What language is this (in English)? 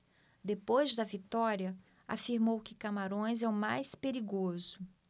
Portuguese